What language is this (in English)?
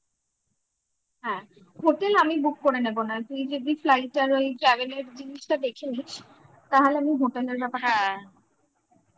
Bangla